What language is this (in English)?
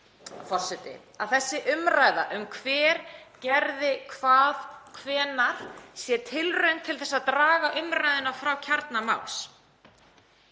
Icelandic